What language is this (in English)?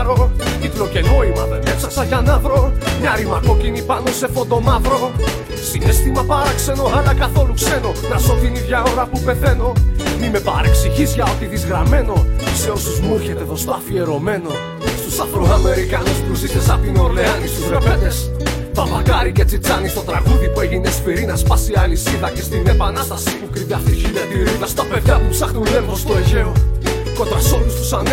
Greek